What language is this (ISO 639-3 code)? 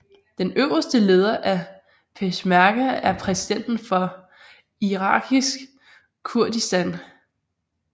dan